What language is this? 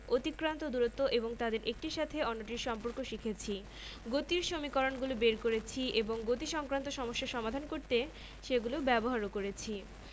Bangla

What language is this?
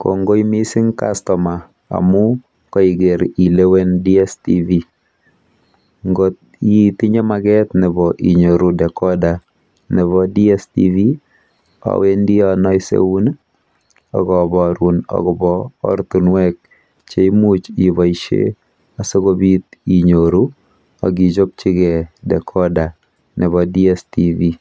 Kalenjin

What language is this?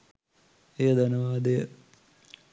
Sinhala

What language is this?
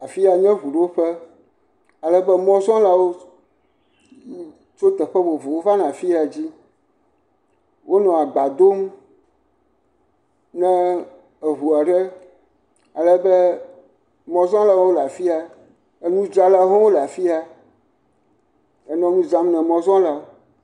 Ewe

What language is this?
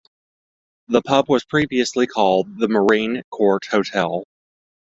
English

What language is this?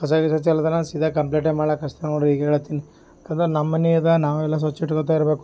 Kannada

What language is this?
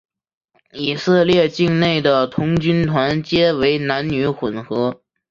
Chinese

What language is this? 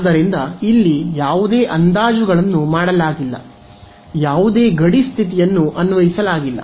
Kannada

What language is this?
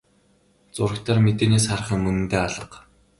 Mongolian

